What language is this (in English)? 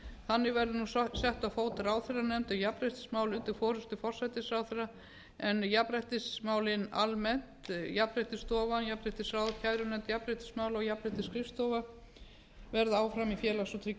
Icelandic